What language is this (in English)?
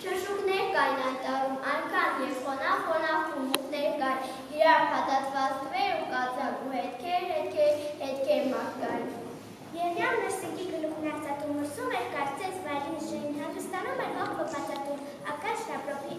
Romanian